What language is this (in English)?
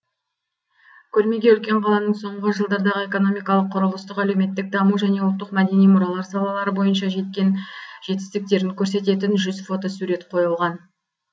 Kazakh